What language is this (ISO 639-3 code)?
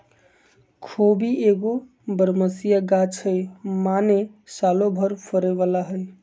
mag